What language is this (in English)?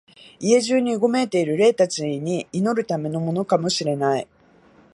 Japanese